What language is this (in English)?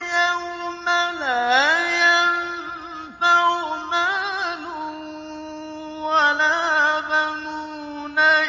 Arabic